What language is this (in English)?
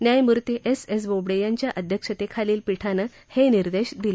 Marathi